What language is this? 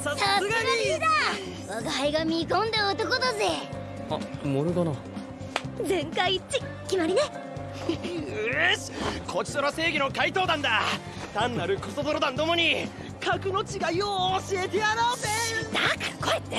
Japanese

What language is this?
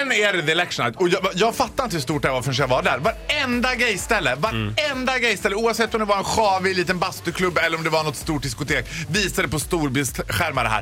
Swedish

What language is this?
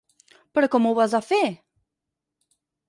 Catalan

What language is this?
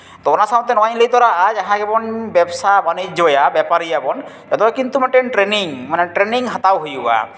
Santali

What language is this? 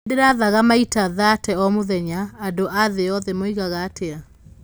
Kikuyu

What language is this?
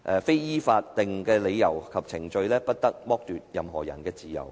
Cantonese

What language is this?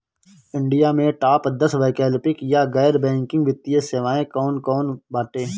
Bhojpuri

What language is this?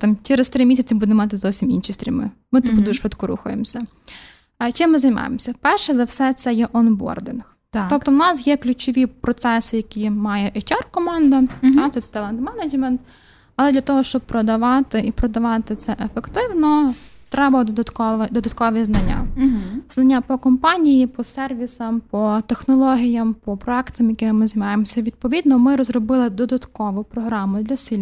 Ukrainian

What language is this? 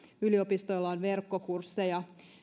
Finnish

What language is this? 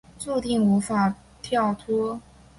Chinese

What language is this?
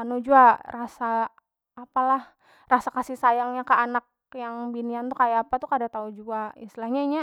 Banjar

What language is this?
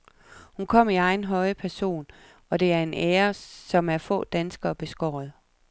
Danish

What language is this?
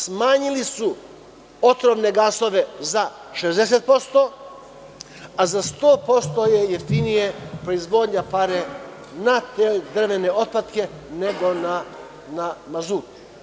Serbian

